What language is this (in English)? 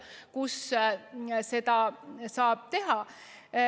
Estonian